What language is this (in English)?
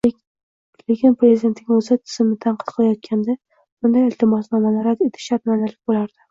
Uzbek